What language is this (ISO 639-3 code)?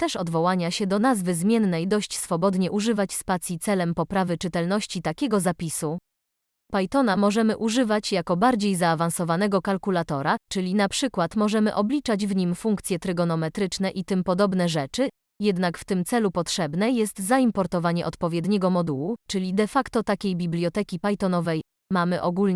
pol